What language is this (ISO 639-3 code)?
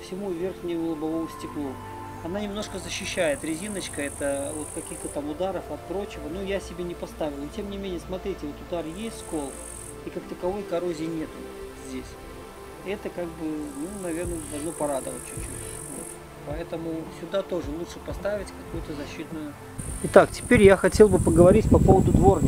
rus